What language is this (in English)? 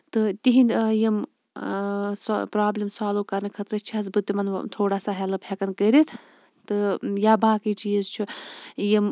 Kashmiri